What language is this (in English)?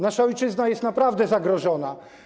Polish